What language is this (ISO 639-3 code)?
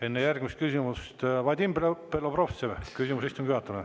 est